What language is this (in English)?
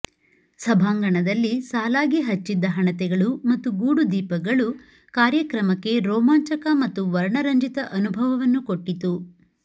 Kannada